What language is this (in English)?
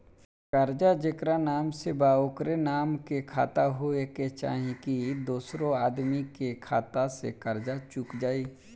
Bhojpuri